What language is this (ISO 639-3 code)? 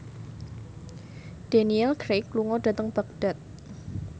jav